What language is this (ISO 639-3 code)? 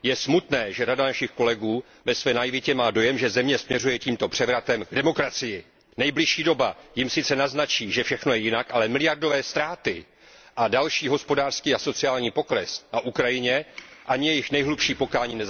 ces